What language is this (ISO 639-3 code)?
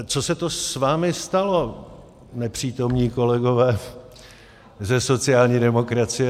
ces